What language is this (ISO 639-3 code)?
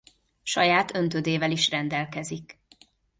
hun